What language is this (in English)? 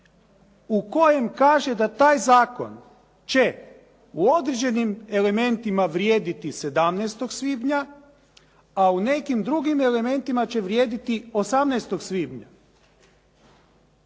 Croatian